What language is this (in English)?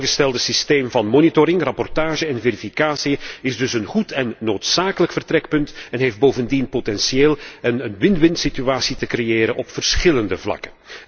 Dutch